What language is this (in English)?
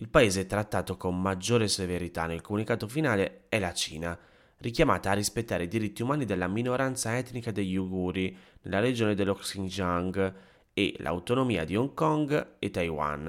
Italian